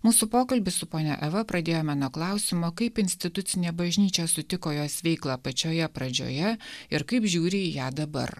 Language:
Lithuanian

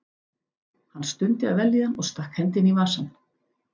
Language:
Icelandic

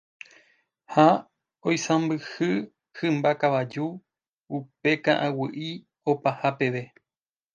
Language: Guarani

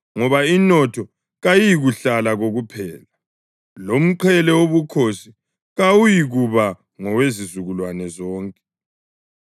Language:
North Ndebele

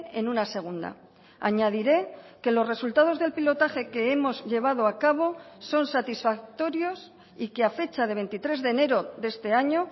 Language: Spanish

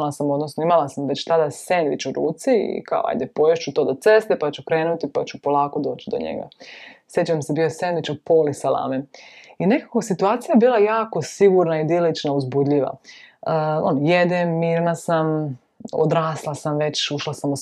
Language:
Croatian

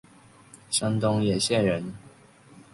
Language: Chinese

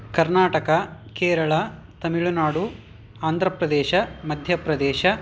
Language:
Sanskrit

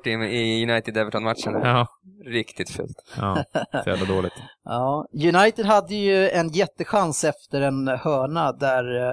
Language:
Swedish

